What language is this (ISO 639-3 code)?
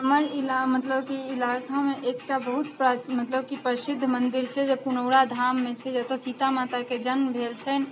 mai